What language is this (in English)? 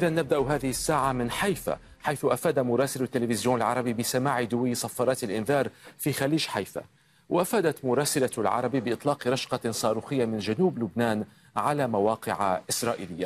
Arabic